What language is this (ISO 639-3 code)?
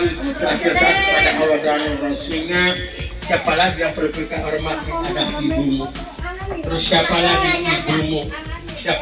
ind